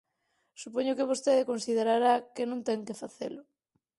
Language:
Galician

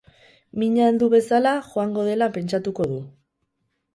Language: Basque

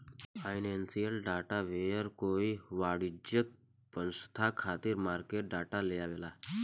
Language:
Bhojpuri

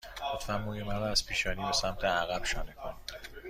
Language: Persian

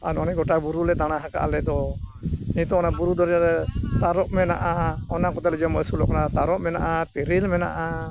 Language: Santali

